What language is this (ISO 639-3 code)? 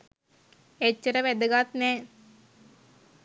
sin